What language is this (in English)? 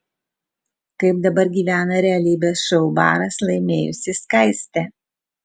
Lithuanian